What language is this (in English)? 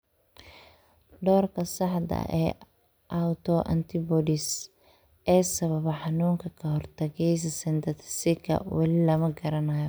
Somali